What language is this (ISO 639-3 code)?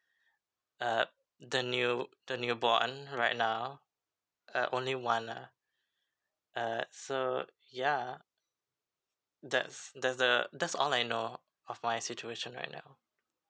eng